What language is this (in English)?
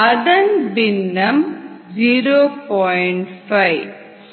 Tamil